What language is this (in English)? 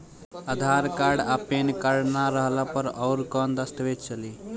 Bhojpuri